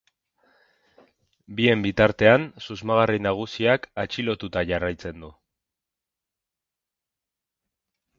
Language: Basque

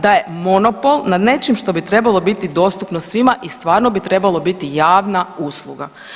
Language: Croatian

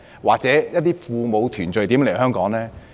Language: Cantonese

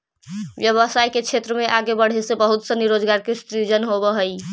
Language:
Magahi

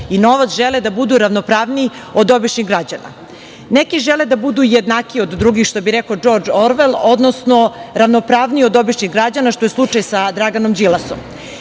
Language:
Serbian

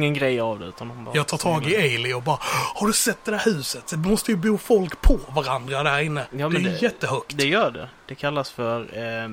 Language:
Swedish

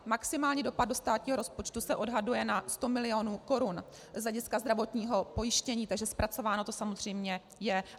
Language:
Czech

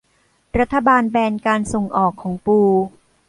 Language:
Thai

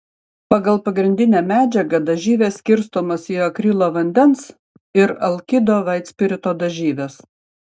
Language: Lithuanian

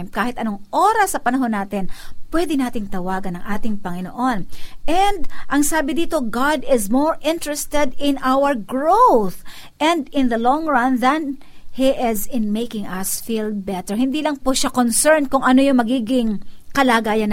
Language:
Filipino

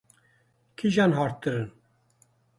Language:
Kurdish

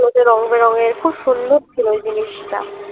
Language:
Bangla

